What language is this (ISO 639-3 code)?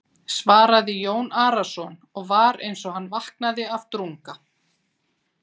isl